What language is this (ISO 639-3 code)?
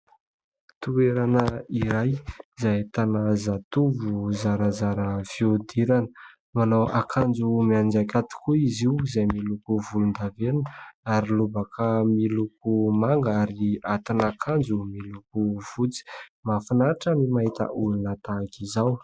mlg